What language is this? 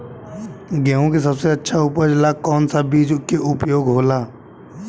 Bhojpuri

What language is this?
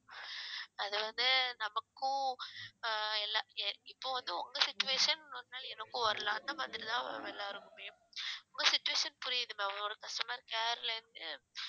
Tamil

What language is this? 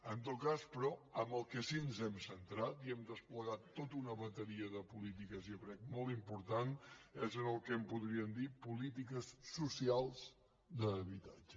Catalan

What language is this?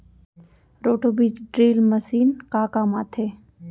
Chhattisgarhi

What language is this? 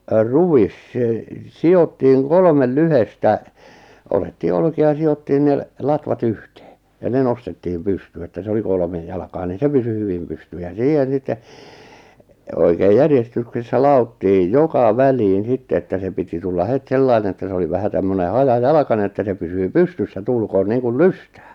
Finnish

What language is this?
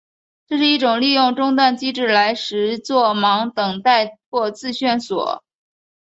Chinese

